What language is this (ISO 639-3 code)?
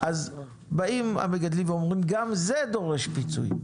heb